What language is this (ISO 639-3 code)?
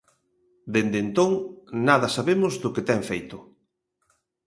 glg